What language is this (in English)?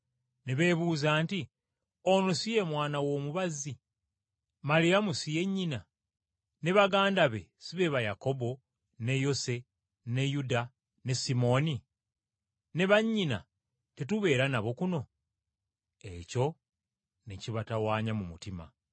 Ganda